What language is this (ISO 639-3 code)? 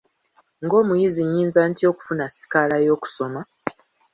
lug